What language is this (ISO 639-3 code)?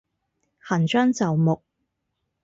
yue